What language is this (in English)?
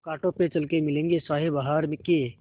Hindi